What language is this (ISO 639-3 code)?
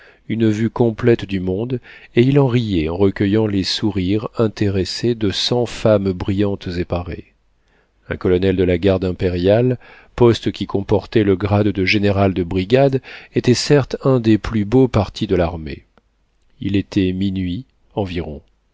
fra